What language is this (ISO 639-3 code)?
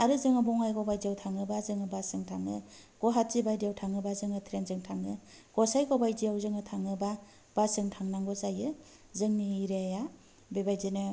brx